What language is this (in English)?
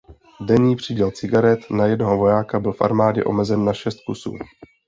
Czech